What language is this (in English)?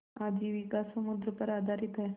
Hindi